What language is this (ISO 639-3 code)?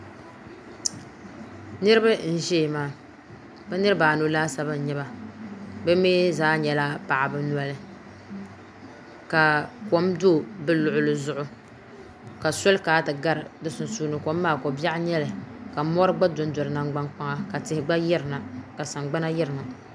dag